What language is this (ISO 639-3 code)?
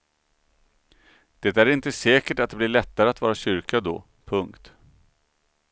swe